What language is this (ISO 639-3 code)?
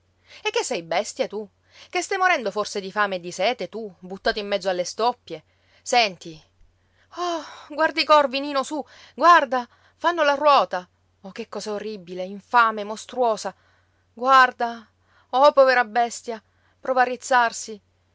ita